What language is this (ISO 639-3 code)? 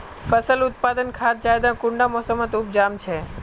mag